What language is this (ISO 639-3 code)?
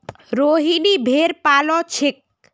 mag